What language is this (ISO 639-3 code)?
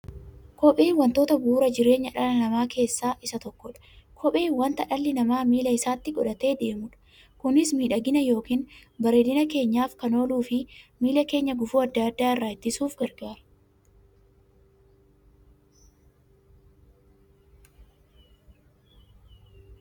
orm